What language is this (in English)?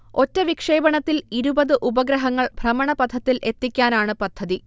Malayalam